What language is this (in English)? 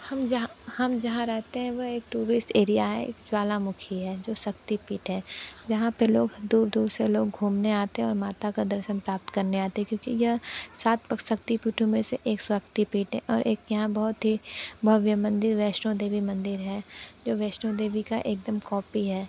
Hindi